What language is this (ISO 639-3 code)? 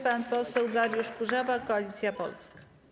pol